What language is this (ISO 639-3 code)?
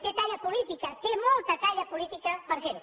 cat